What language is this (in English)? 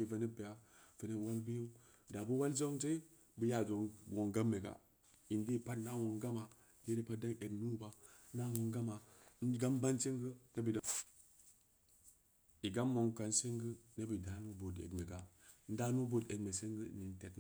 Samba Leko